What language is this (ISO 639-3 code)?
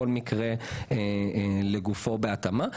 heb